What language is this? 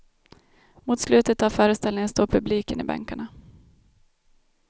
Swedish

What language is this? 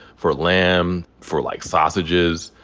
English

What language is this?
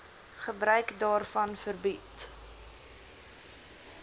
Afrikaans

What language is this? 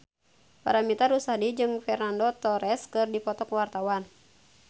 Sundanese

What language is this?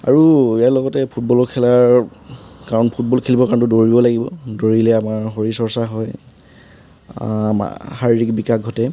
Assamese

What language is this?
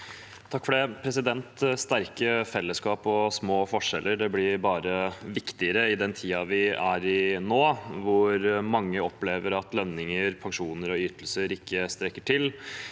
Norwegian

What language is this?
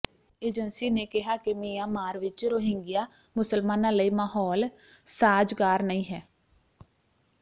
Punjabi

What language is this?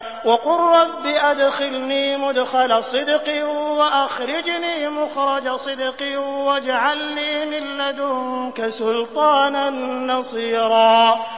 Arabic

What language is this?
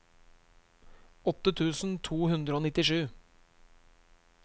Norwegian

